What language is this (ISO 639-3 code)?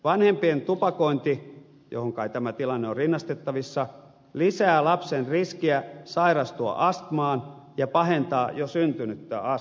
fin